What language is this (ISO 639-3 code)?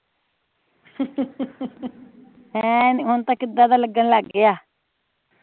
pan